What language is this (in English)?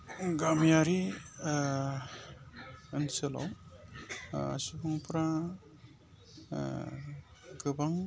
Bodo